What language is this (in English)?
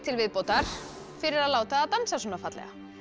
Icelandic